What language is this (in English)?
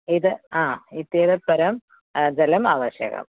Sanskrit